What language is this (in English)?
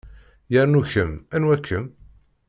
Kabyle